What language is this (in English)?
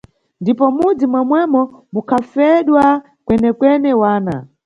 Nyungwe